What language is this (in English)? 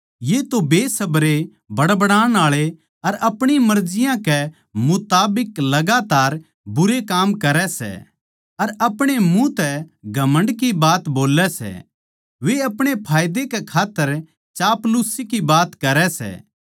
Haryanvi